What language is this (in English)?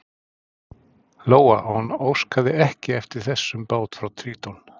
Icelandic